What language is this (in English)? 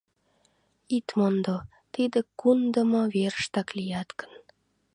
Mari